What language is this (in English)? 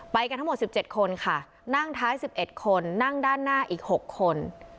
Thai